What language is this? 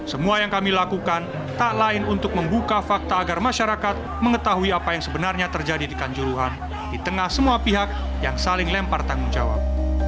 Indonesian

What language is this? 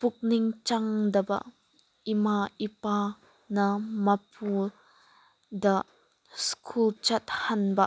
Manipuri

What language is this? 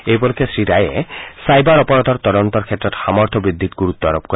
Assamese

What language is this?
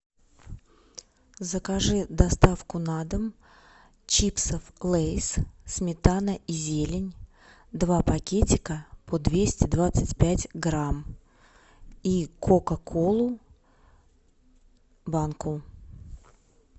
Russian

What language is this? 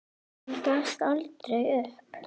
Icelandic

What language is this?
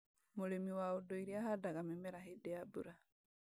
Kikuyu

